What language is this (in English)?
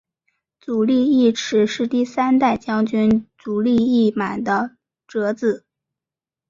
Chinese